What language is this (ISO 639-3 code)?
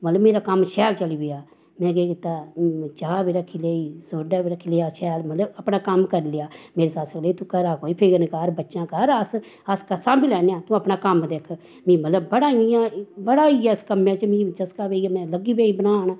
doi